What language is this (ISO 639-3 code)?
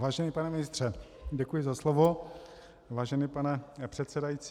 ces